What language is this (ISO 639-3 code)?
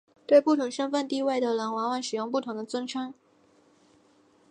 zho